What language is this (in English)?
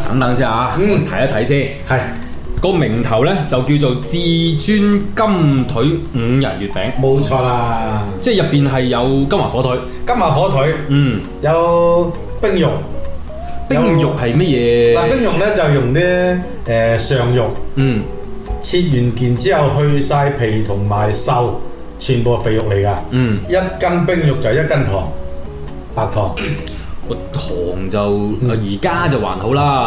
Chinese